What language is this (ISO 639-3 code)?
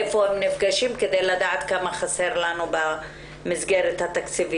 heb